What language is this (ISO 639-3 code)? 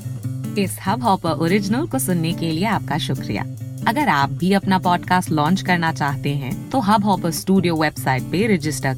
hin